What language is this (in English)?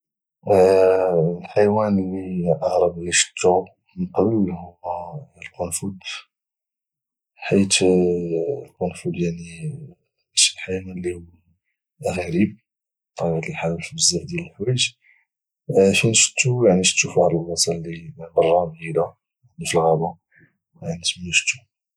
Moroccan Arabic